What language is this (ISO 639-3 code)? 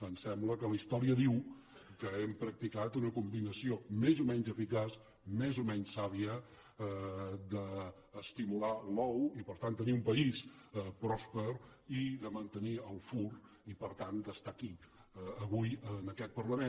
cat